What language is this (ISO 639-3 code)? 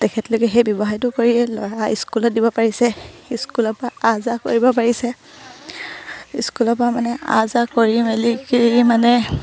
asm